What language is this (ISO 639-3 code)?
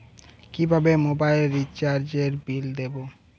ben